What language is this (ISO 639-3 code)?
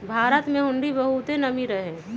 mag